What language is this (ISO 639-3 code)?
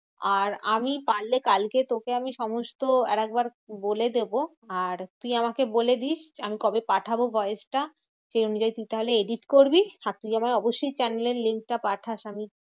ben